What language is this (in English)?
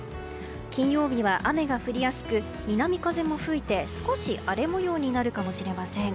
Japanese